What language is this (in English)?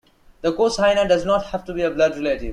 English